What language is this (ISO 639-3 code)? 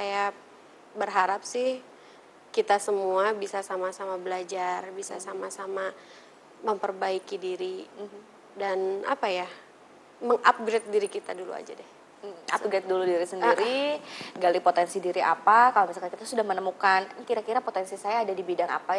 ind